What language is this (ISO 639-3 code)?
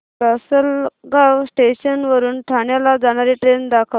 mar